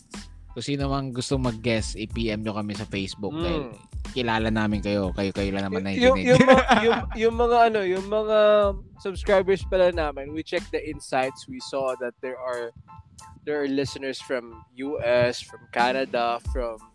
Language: Filipino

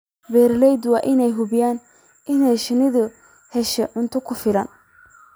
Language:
Somali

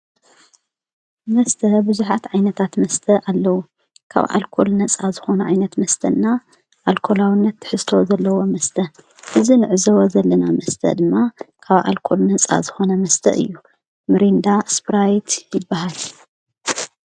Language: Tigrinya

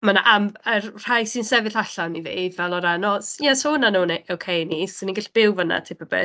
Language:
Welsh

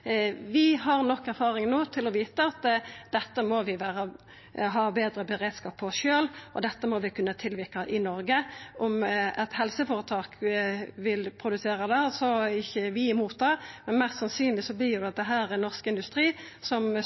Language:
Norwegian Nynorsk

